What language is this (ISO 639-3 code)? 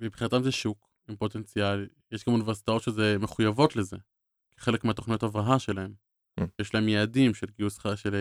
heb